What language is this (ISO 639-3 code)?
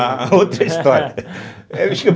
por